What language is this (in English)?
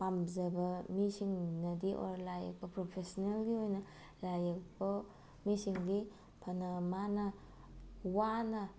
Manipuri